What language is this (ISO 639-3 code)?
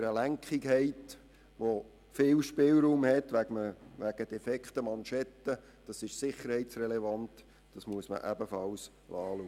gsw